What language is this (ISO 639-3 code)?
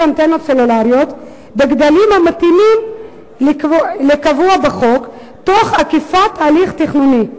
heb